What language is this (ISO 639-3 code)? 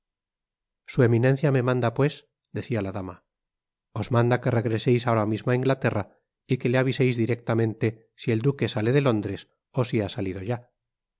spa